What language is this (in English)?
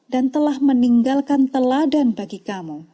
Indonesian